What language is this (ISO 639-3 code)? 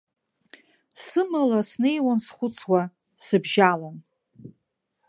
abk